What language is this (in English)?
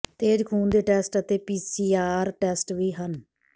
Punjabi